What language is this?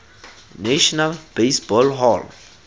Tswana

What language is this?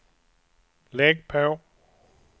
Swedish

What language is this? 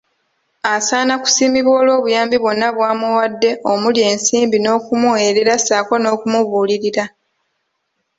Ganda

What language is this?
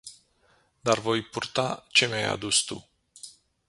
Romanian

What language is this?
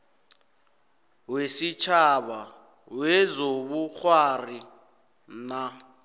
South Ndebele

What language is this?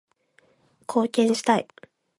Japanese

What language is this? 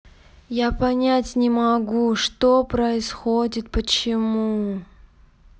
Russian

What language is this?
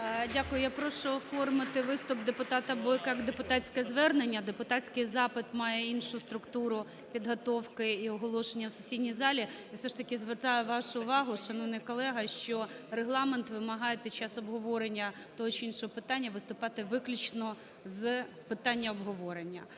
Ukrainian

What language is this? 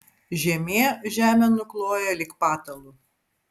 Lithuanian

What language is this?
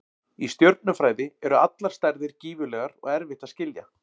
Icelandic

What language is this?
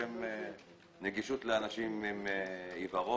Hebrew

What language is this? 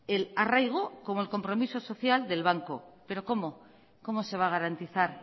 Spanish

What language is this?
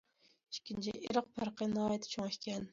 Uyghur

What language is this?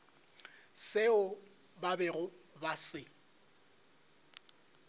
Northern Sotho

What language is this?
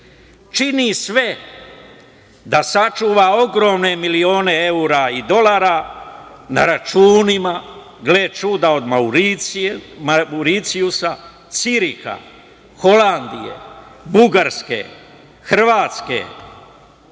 Serbian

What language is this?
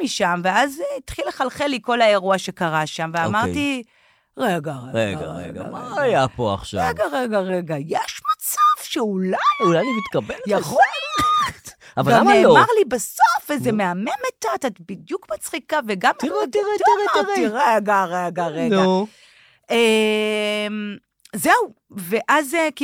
Hebrew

